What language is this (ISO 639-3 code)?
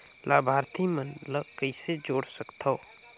hne